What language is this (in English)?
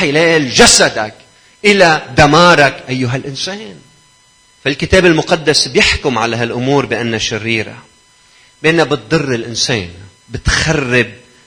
Arabic